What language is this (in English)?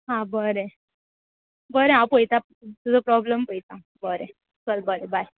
Konkani